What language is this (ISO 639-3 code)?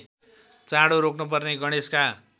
nep